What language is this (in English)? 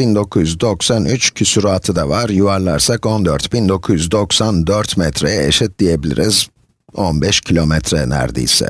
Turkish